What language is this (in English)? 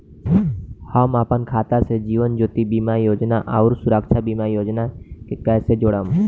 Bhojpuri